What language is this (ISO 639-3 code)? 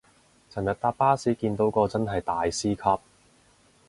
yue